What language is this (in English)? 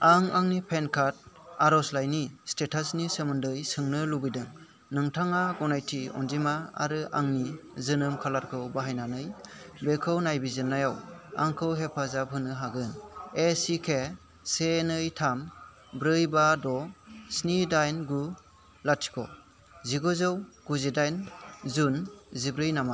Bodo